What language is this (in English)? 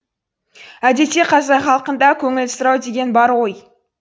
Kazakh